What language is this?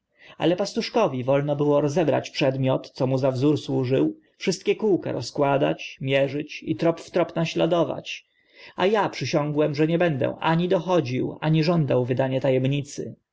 Polish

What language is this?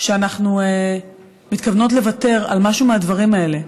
Hebrew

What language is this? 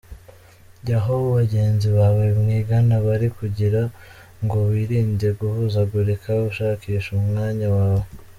Kinyarwanda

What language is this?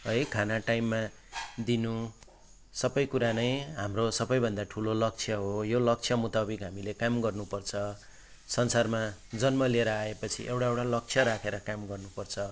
Nepali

